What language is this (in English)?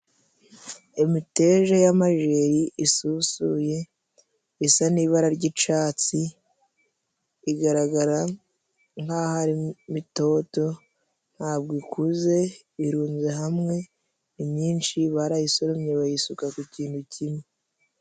Kinyarwanda